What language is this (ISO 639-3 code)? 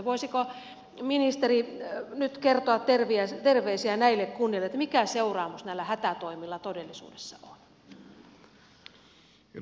fin